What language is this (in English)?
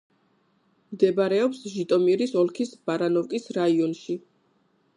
Georgian